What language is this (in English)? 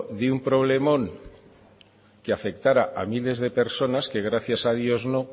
Spanish